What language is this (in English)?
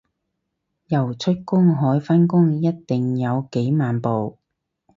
Cantonese